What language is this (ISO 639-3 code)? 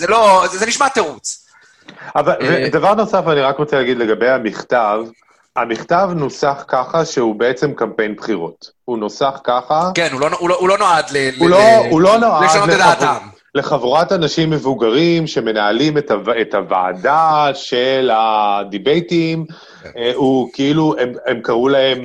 heb